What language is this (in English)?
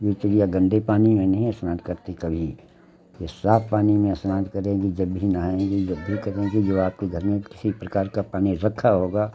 Hindi